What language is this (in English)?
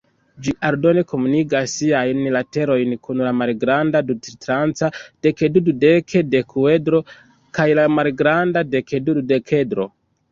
Esperanto